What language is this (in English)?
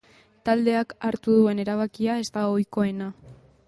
Basque